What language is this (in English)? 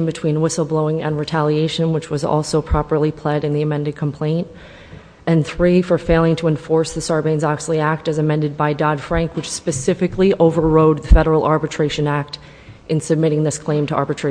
English